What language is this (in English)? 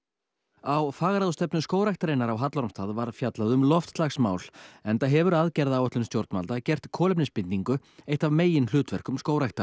Icelandic